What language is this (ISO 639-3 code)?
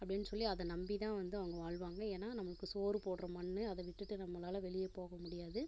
tam